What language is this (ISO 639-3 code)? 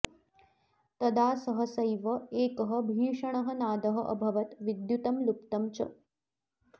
san